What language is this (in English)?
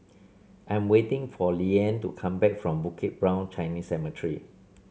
English